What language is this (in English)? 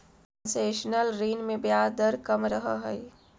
Magahi